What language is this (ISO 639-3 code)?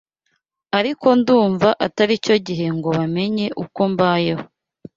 kin